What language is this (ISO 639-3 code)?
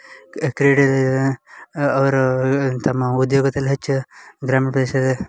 kan